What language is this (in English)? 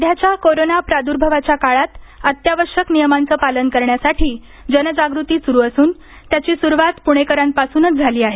Marathi